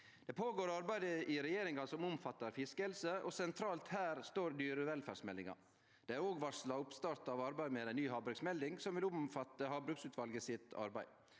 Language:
Norwegian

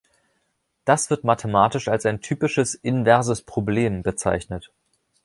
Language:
German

